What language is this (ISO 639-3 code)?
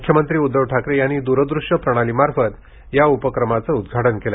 mar